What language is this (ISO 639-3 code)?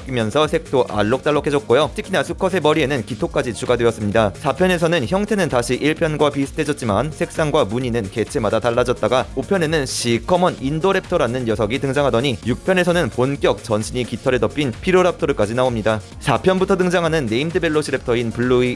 kor